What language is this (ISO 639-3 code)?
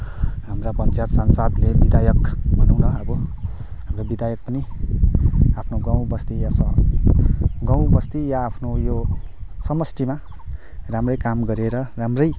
nep